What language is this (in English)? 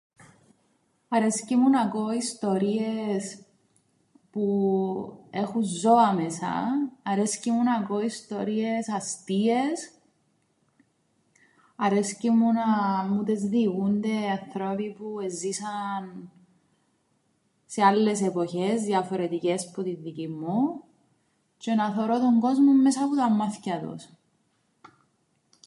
Greek